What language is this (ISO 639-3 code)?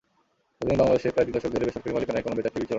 ben